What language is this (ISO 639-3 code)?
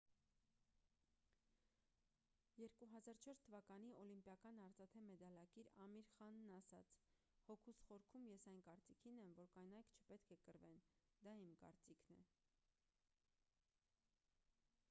hye